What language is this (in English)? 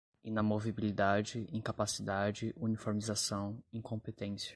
Portuguese